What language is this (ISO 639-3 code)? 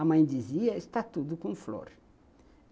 por